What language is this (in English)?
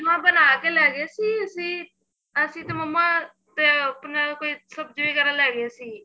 Punjabi